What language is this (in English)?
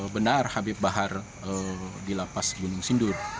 Indonesian